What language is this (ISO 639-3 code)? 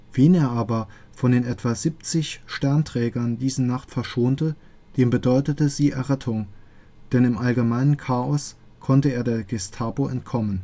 deu